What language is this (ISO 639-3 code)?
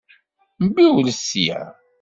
kab